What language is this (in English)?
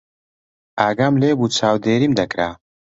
Central Kurdish